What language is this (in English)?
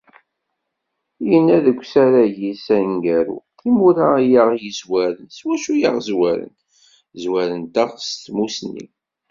Kabyle